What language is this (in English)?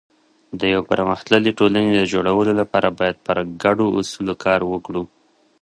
Pashto